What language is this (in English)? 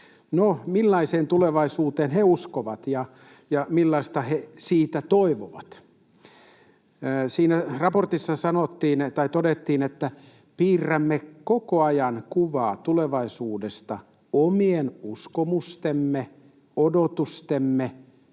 Finnish